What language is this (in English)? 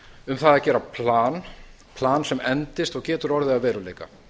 Icelandic